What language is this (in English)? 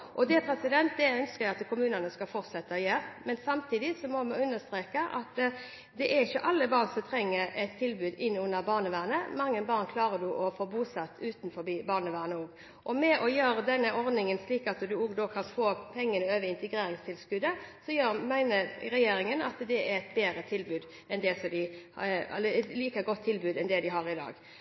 Norwegian Bokmål